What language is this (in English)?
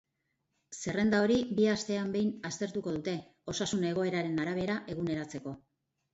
Basque